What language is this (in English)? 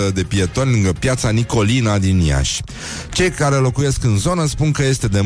Romanian